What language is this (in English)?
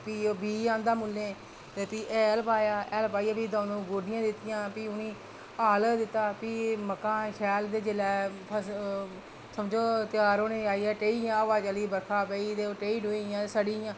Dogri